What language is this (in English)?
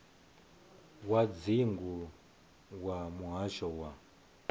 Venda